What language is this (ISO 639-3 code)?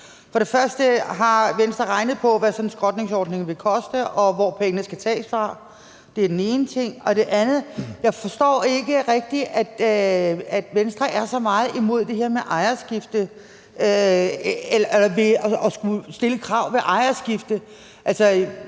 dan